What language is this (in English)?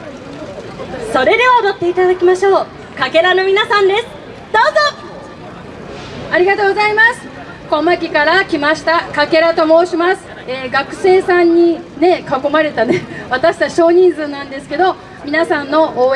Japanese